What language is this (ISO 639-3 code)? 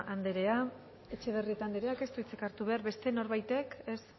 eus